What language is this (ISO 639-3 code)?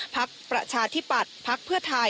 tha